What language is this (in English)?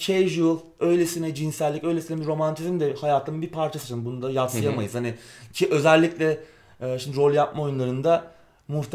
Turkish